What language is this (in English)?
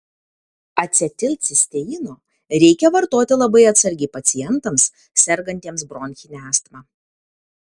Lithuanian